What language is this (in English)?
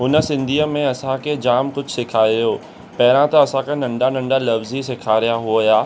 Sindhi